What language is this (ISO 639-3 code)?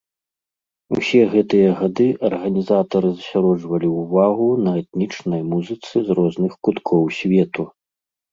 bel